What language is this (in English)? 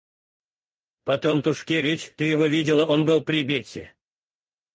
Russian